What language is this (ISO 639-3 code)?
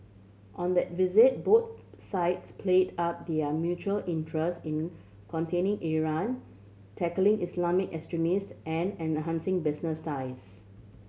eng